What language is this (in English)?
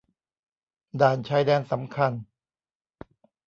Thai